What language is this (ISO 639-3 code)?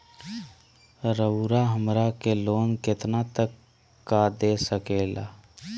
mag